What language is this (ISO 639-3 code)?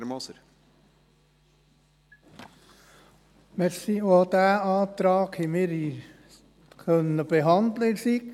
gsw